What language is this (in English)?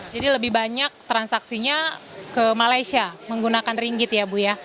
Indonesian